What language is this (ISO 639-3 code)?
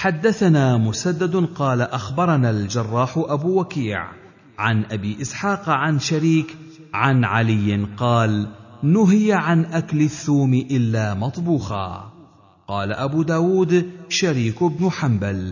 ara